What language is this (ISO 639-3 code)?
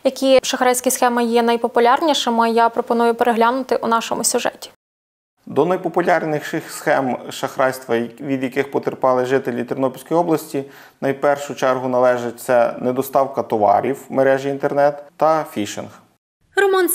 ukr